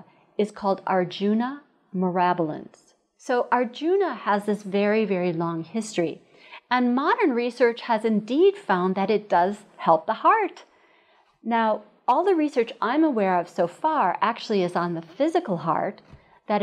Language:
English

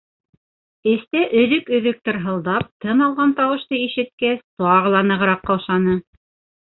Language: Bashkir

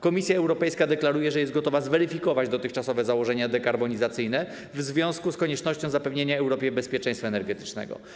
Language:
Polish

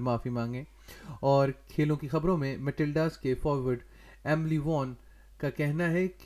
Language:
Urdu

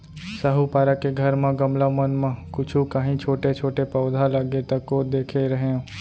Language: Chhattisgarhi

